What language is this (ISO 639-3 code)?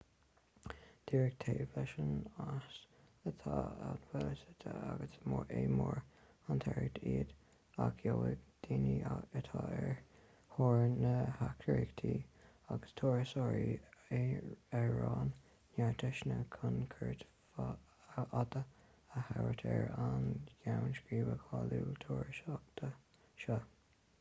gle